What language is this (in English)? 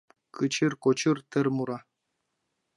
Mari